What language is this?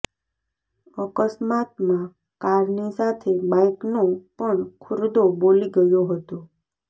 Gujarati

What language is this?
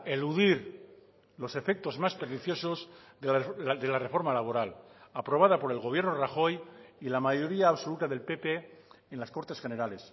Spanish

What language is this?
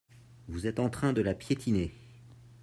French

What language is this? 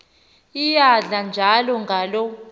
Xhosa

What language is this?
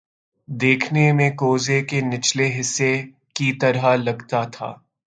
Urdu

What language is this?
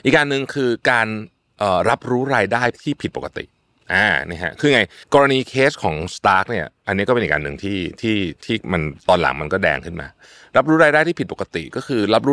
Thai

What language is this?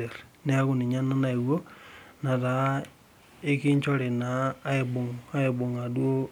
Masai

